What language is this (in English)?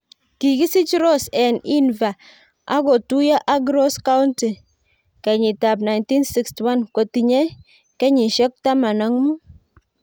Kalenjin